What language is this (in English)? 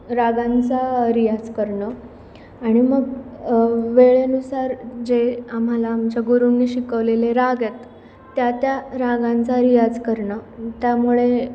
Marathi